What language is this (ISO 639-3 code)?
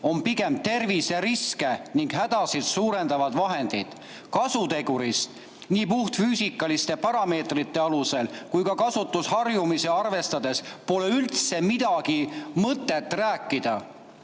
est